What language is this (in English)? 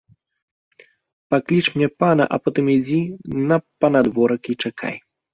Belarusian